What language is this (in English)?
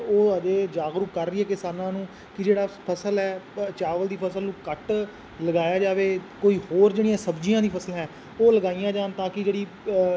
Punjabi